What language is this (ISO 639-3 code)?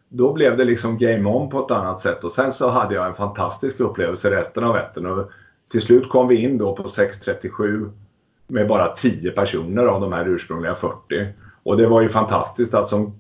swe